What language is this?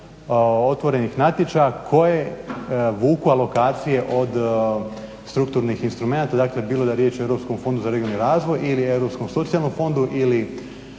Croatian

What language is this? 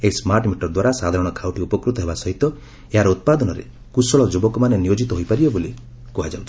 Odia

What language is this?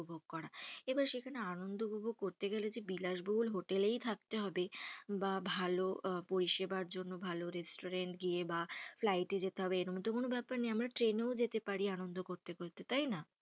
Bangla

